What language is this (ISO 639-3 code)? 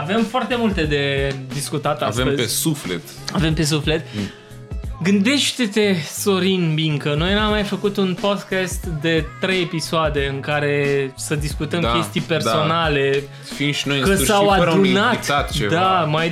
ron